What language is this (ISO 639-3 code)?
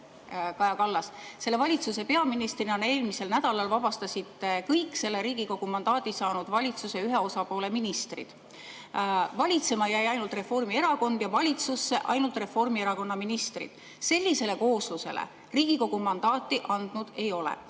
est